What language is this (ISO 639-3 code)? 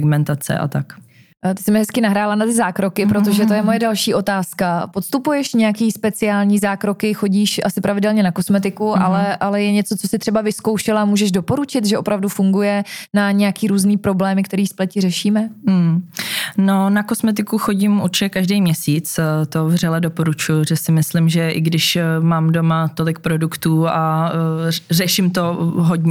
ces